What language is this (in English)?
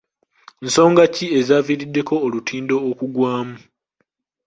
Ganda